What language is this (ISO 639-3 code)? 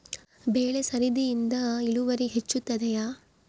kan